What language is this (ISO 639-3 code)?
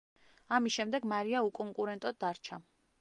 kat